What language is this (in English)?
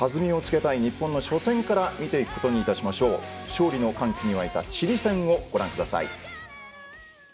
Japanese